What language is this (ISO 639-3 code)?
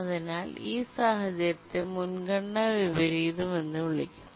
mal